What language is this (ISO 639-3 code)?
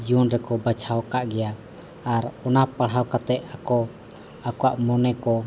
sat